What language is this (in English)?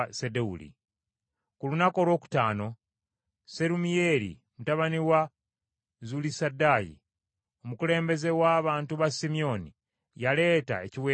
Ganda